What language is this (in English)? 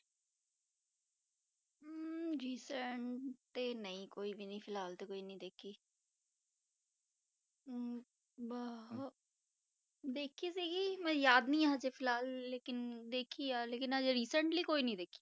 Punjabi